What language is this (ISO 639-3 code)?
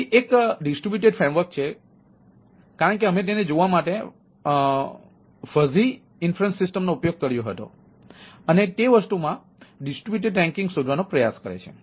guj